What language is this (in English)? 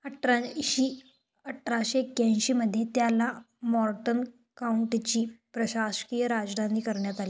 Marathi